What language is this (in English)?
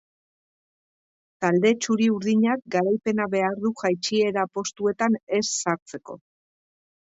Basque